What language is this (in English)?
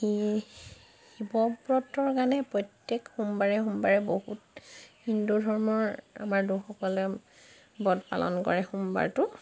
Assamese